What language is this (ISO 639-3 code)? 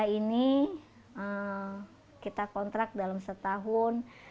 ind